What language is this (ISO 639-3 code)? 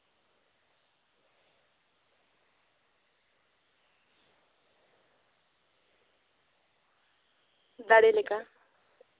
sat